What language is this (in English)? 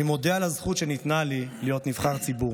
Hebrew